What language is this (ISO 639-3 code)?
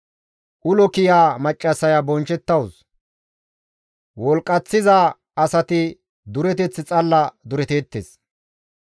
gmv